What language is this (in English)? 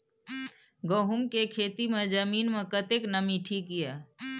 Maithili